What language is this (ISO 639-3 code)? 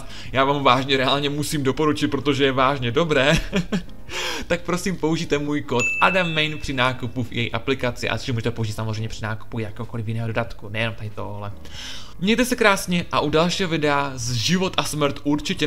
ces